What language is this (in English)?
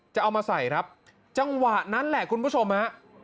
Thai